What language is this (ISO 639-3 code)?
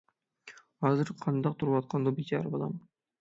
uig